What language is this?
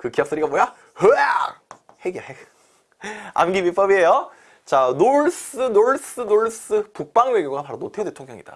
Korean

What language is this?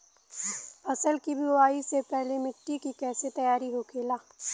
Bhojpuri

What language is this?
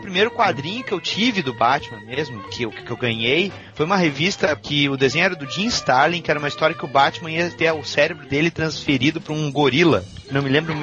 Portuguese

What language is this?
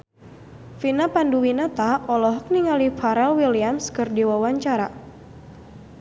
Sundanese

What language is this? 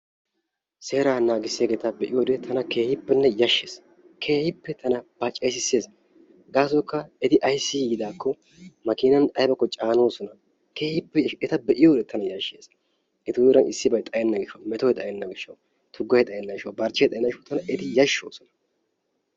Wolaytta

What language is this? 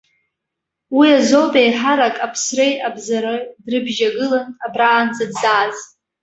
Abkhazian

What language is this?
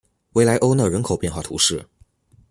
Chinese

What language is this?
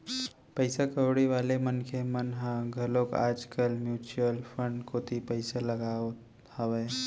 Chhattisgarhi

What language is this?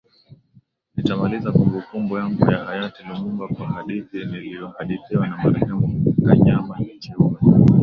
Swahili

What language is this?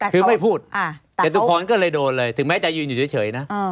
Thai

